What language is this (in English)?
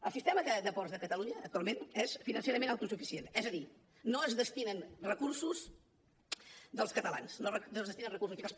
Catalan